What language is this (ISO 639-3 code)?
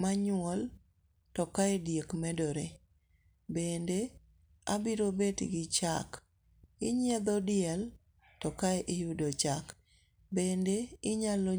luo